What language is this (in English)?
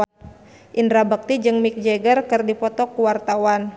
Sundanese